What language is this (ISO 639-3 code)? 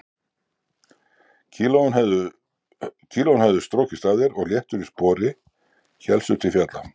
isl